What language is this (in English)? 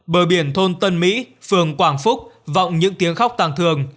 Vietnamese